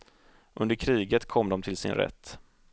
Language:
Swedish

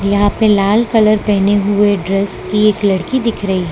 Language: Hindi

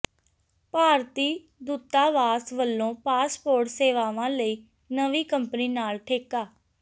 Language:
Punjabi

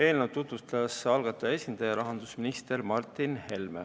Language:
Estonian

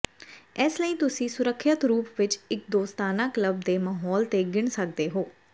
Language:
Punjabi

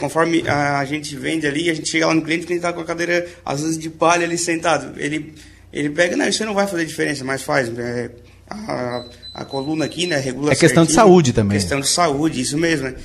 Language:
Portuguese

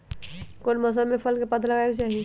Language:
Magahi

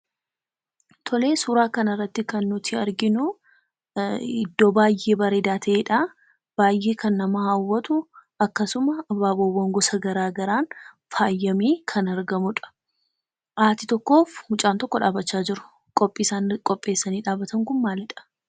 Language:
Oromo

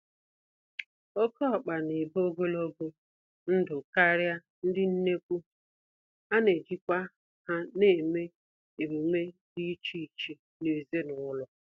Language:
Igbo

